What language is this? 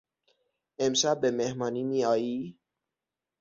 Persian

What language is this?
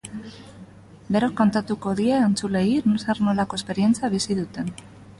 Basque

